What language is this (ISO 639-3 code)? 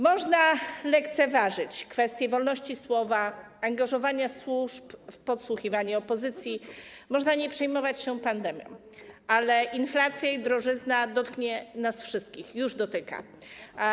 pol